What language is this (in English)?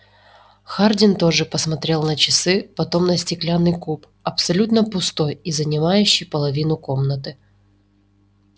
Russian